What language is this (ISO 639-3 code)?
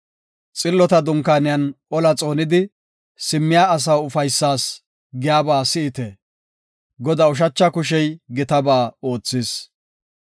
gof